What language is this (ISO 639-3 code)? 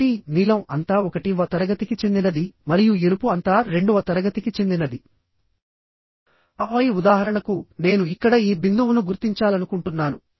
tel